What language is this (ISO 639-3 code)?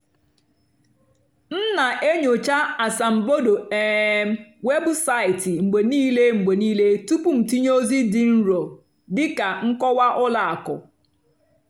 ibo